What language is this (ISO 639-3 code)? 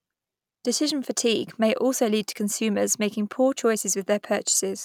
eng